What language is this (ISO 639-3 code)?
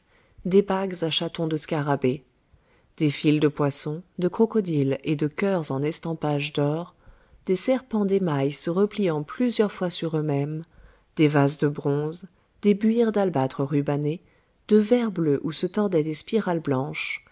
fra